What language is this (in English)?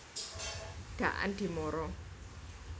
Javanese